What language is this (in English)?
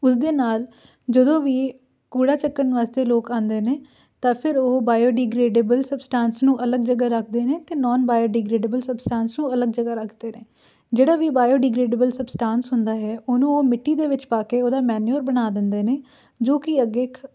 Punjabi